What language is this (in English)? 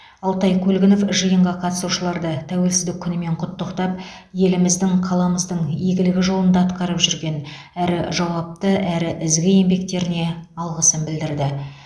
Kazakh